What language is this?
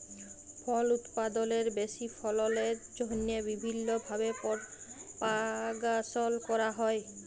Bangla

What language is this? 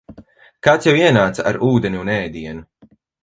Latvian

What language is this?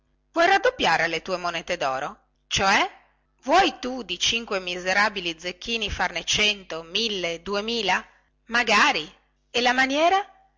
Italian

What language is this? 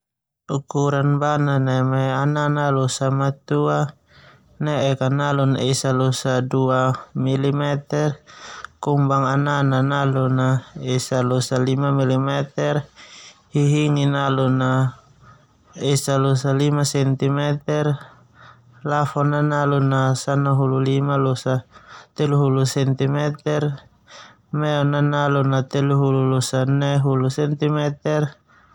Termanu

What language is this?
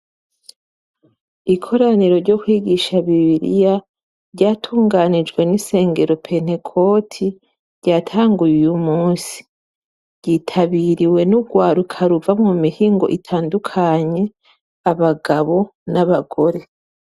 Rundi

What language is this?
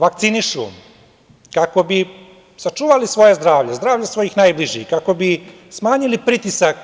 Serbian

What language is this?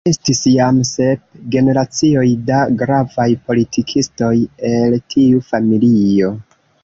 Esperanto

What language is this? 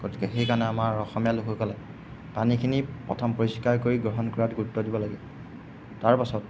Assamese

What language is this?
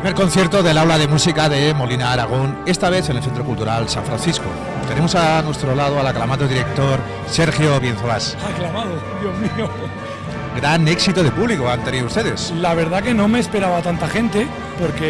Spanish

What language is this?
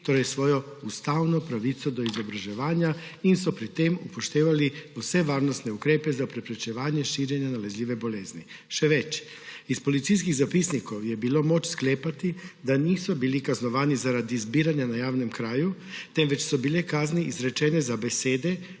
Slovenian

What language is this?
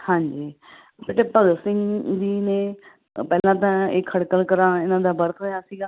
Punjabi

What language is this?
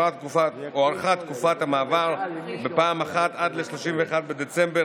Hebrew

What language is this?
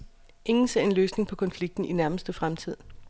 Danish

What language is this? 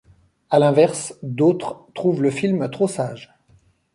French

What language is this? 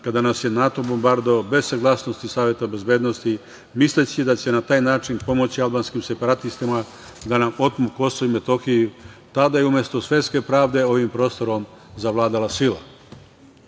Serbian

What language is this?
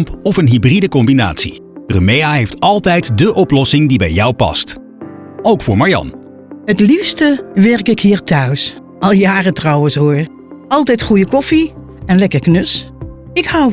Dutch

